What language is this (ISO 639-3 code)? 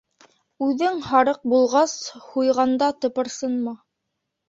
bak